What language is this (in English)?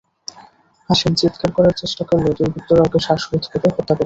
Bangla